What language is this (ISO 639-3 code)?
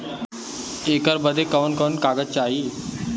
bho